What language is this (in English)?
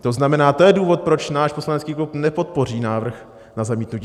Czech